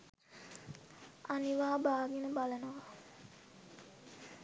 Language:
Sinhala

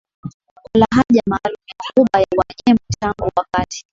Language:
Swahili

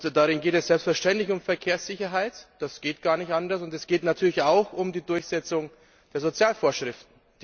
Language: German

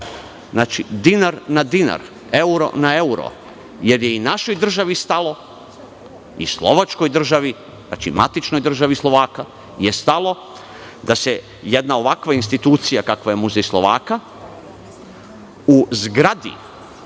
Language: Serbian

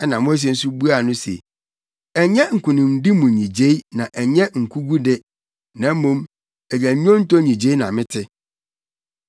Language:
Akan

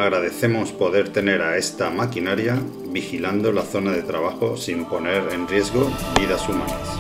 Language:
Spanish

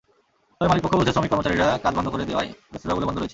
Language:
Bangla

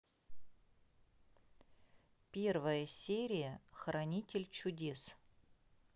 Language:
Russian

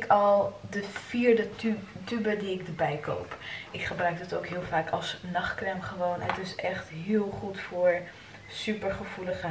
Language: Dutch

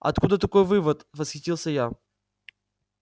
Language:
Russian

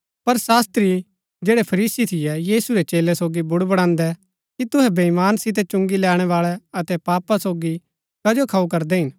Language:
Gaddi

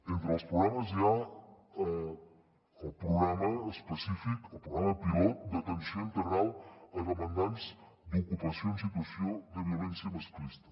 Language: Catalan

